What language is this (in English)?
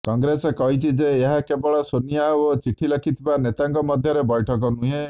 Odia